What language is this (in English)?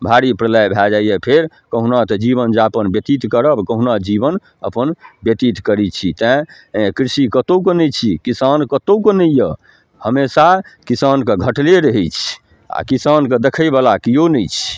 Maithili